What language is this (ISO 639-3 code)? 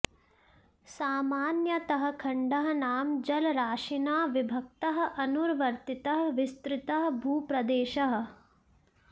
san